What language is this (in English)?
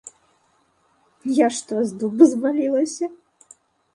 Belarusian